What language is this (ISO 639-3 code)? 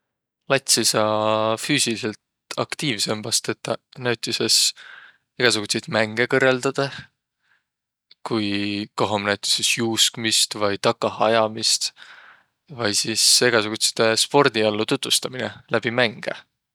vro